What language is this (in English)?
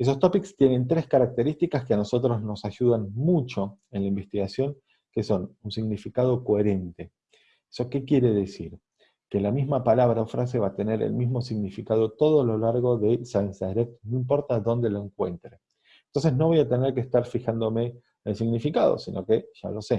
Spanish